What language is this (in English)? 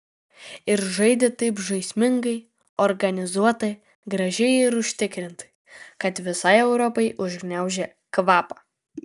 Lithuanian